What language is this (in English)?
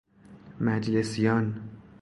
Persian